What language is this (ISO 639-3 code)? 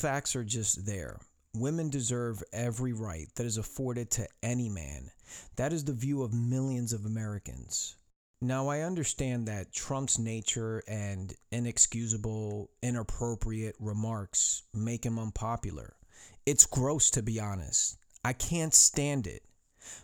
eng